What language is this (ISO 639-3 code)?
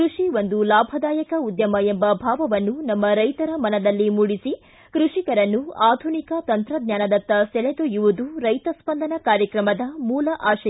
kan